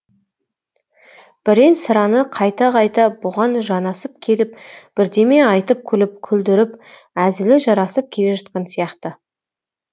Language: Kazakh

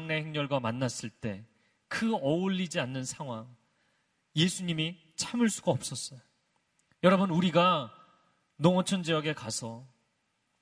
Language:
Korean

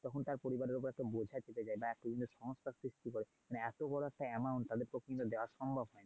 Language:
Bangla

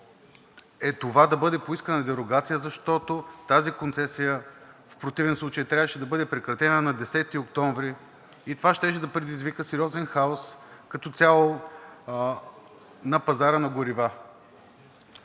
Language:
Bulgarian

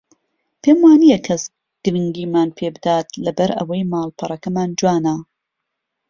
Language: Central Kurdish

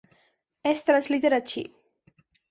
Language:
Catalan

